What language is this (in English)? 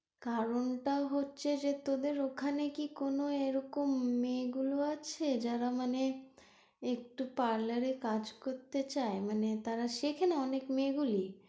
Bangla